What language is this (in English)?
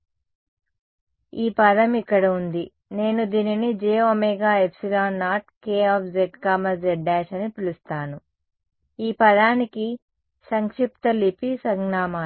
Telugu